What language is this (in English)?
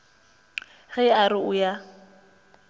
Northern Sotho